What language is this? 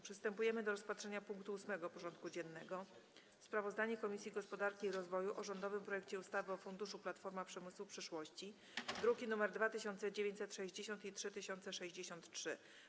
Polish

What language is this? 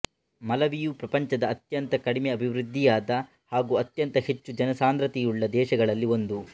Kannada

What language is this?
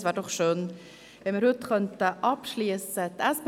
Swiss German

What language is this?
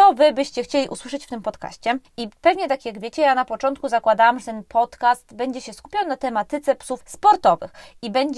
Polish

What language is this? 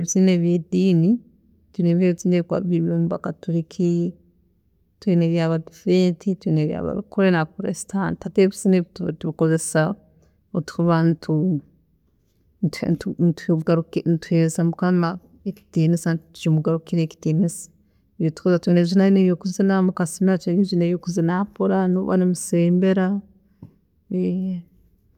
Tooro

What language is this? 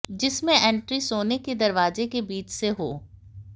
Hindi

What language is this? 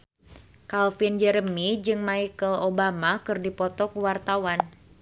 Sundanese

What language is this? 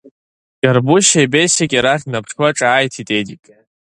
Abkhazian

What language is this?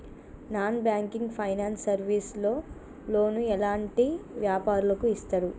Telugu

